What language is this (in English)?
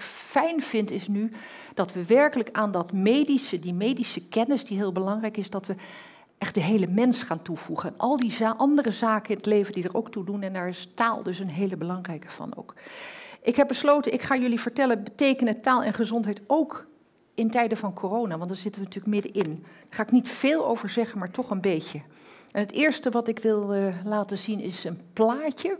Dutch